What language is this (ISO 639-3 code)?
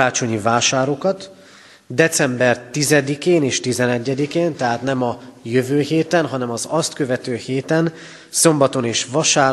hun